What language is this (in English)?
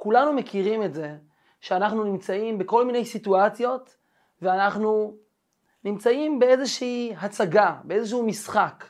Hebrew